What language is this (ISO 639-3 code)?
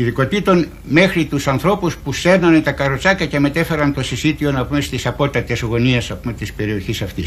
ell